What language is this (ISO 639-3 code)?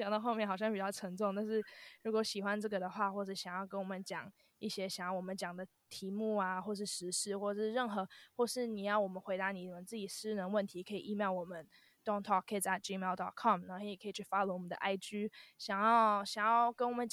zho